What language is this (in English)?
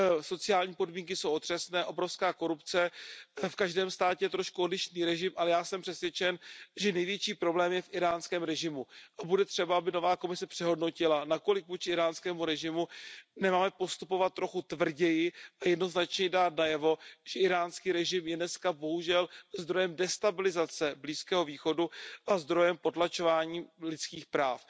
Czech